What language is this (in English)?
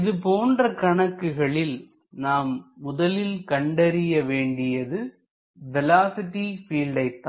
Tamil